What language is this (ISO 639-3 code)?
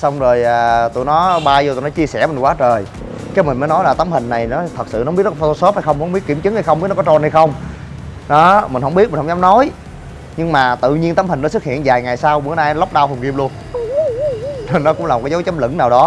vie